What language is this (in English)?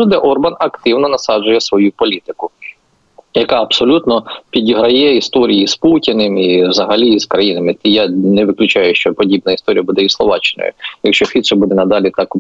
Ukrainian